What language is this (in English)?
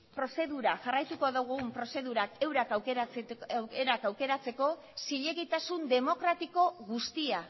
Basque